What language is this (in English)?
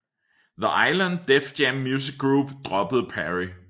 Danish